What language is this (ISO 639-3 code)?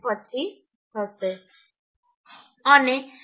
guj